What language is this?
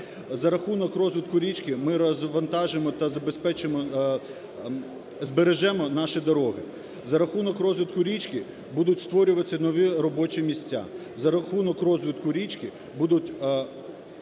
Ukrainian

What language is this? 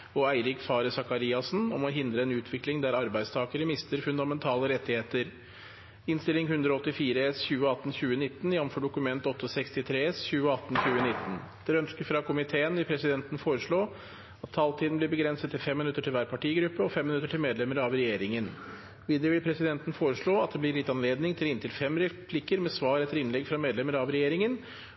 Norwegian Bokmål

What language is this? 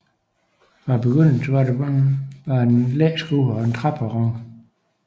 Danish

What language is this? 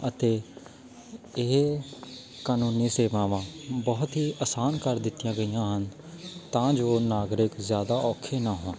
Punjabi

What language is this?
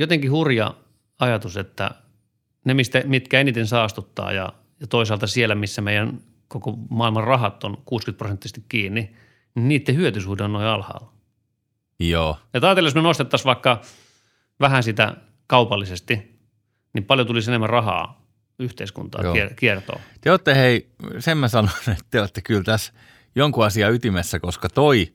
Finnish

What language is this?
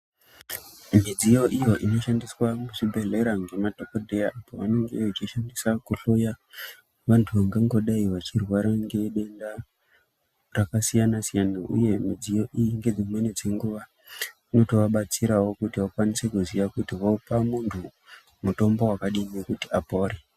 Ndau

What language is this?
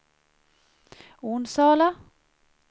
Swedish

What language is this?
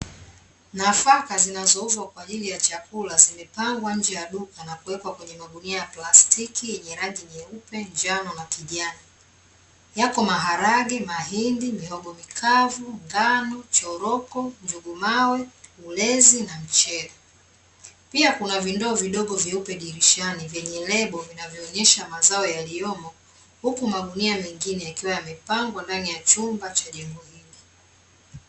Swahili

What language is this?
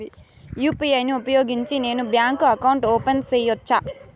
Telugu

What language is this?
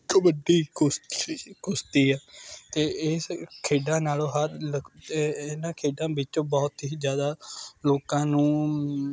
Punjabi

